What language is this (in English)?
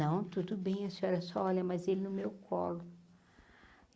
Portuguese